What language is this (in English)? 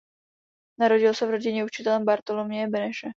Czech